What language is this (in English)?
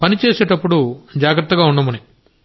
Telugu